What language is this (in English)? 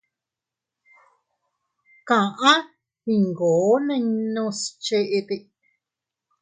Teutila Cuicatec